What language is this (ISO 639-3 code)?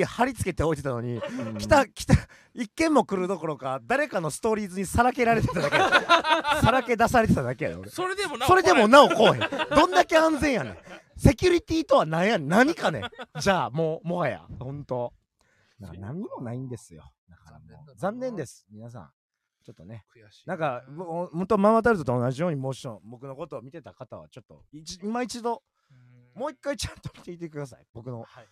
jpn